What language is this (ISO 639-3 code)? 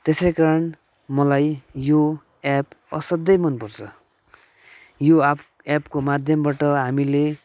nep